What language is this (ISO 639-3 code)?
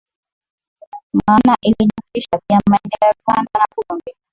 swa